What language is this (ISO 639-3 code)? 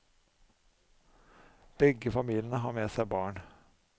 nor